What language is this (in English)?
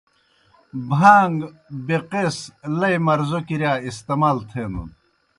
Kohistani Shina